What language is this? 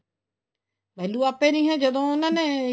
Punjabi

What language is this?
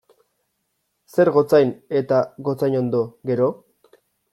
Basque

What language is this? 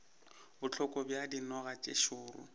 Northern Sotho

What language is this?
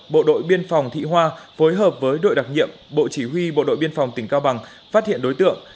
Vietnamese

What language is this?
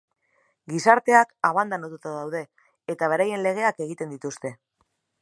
Basque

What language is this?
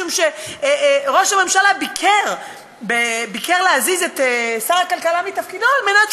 Hebrew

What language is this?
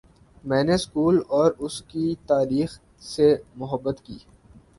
Urdu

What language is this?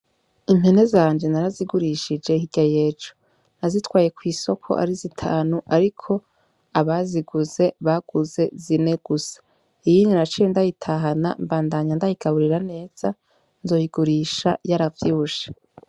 Rundi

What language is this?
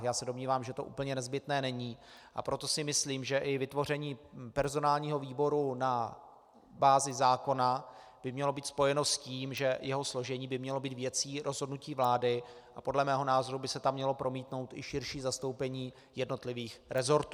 Czech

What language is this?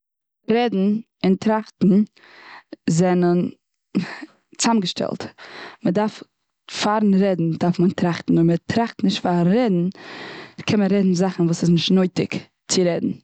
Yiddish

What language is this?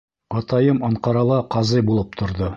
Bashkir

